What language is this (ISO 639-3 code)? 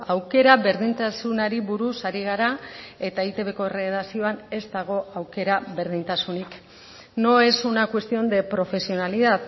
eus